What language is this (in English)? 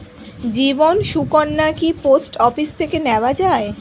Bangla